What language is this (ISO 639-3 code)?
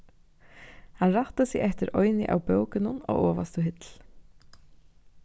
fao